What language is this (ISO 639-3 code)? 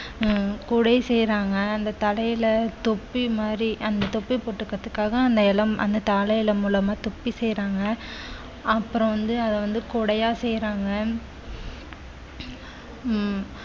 tam